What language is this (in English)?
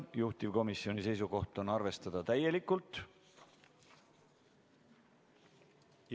Estonian